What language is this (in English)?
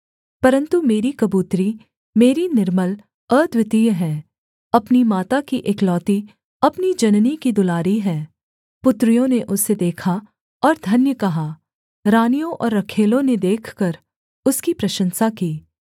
Hindi